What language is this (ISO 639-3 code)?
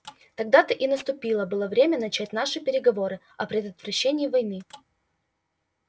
rus